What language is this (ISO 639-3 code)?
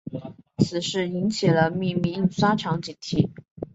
zho